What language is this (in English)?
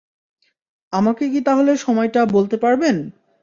Bangla